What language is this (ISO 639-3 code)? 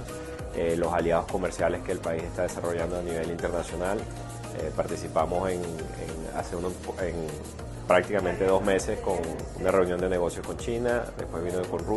spa